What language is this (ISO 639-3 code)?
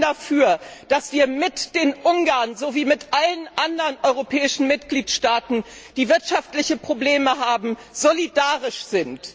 deu